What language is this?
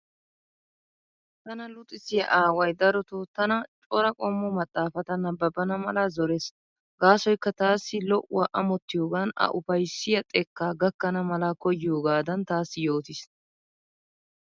Wolaytta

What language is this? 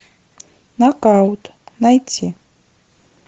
Russian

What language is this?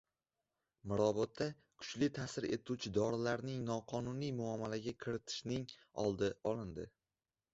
Uzbek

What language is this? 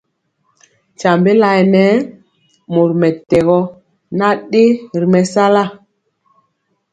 Mpiemo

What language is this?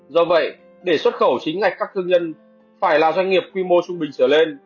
Vietnamese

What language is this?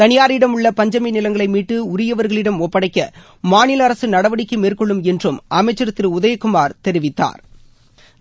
Tamil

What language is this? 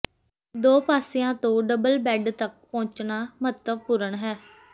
Punjabi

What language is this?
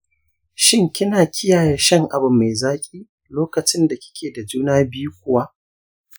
Hausa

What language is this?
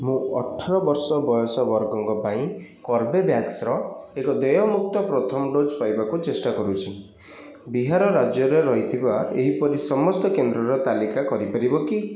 Odia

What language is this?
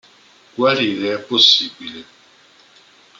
Italian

